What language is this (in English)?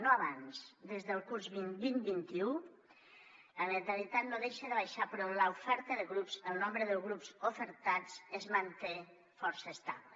Catalan